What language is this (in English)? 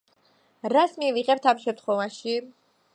Georgian